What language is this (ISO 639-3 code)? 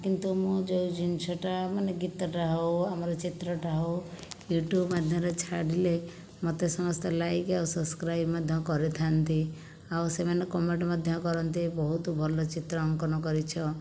ori